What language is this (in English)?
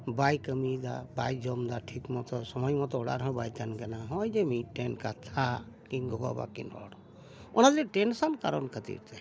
Santali